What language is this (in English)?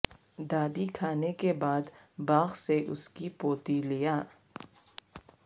Urdu